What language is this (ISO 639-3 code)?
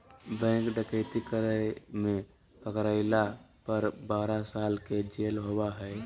mag